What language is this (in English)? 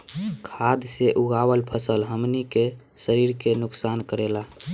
Bhojpuri